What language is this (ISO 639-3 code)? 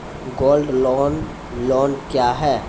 mai